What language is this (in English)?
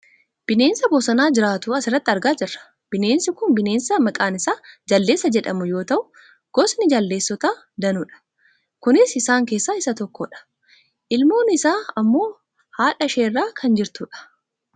Oromo